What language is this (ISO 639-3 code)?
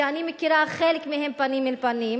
heb